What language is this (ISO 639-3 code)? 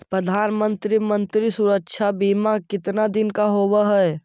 mag